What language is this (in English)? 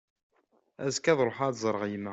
Kabyle